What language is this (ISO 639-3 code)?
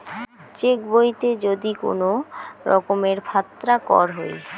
ben